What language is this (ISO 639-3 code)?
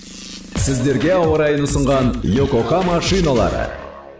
kaz